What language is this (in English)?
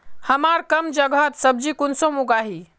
Magahi